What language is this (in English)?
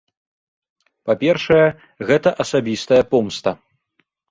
Belarusian